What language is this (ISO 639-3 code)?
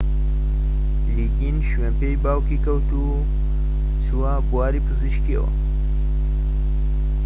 ckb